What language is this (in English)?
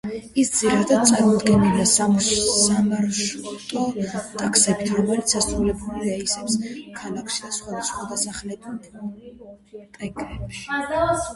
Georgian